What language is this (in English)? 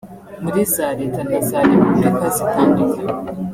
Kinyarwanda